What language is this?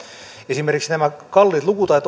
Finnish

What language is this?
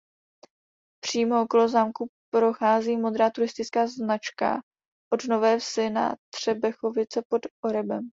Czech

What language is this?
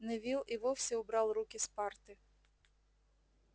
Russian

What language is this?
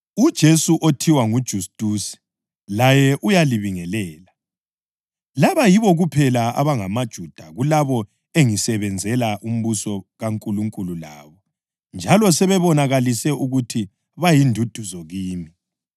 North Ndebele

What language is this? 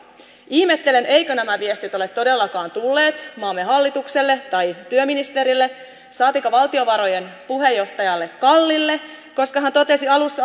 Finnish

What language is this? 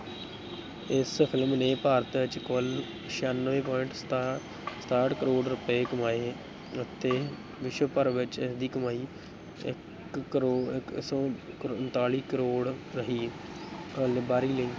Punjabi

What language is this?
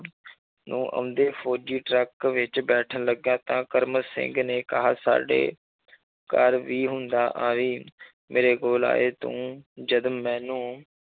Punjabi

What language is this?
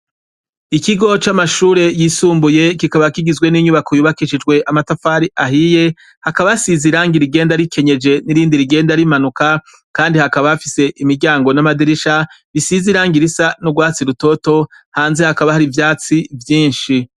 Rundi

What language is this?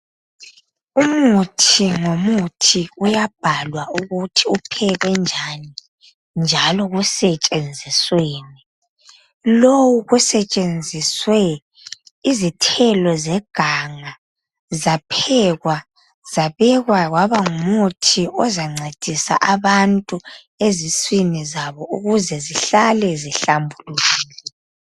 North Ndebele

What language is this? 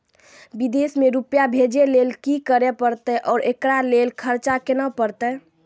Maithili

